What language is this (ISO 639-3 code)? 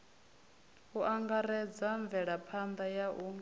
ven